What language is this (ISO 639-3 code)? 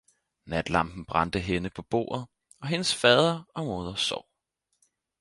dan